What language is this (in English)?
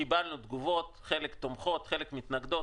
Hebrew